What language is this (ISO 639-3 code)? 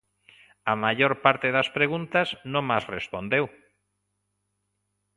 glg